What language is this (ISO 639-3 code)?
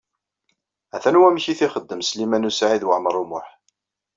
kab